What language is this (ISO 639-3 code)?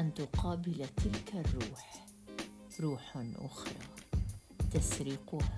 ara